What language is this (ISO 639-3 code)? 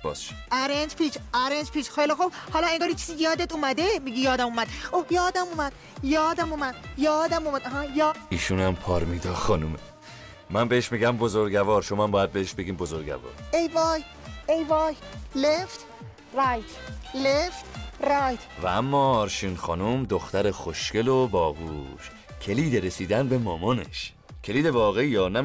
fas